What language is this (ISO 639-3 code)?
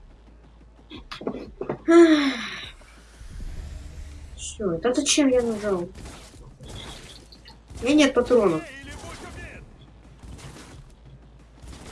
rus